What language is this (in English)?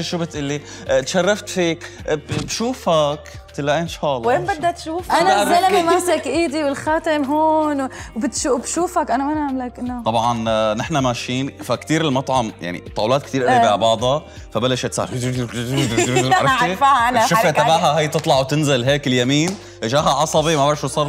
Arabic